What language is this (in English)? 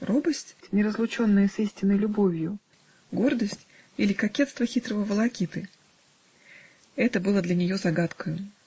Russian